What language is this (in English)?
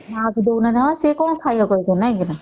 Odia